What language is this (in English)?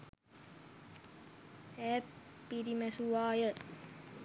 Sinhala